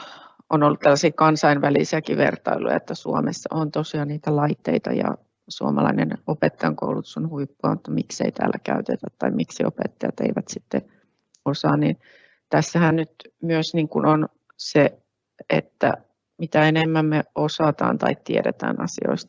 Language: Finnish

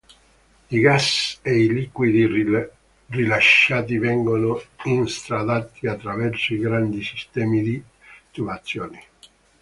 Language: Italian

